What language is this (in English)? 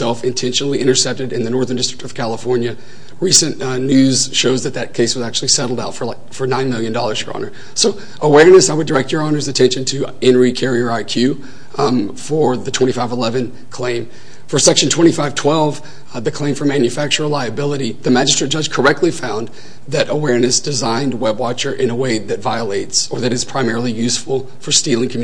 English